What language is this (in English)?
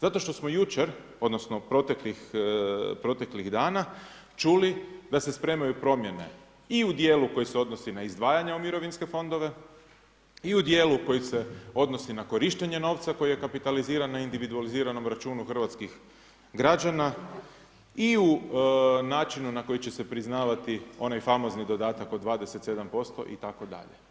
Croatian